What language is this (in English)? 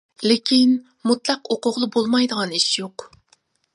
Uyghur